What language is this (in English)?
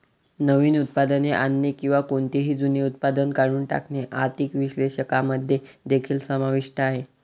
Marathi